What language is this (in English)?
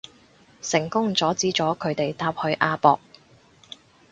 Cantonese